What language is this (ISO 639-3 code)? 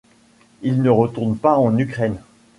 fra